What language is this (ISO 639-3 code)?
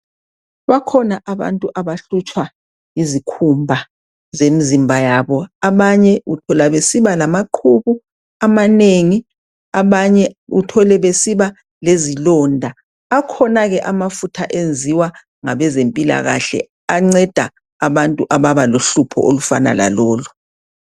nde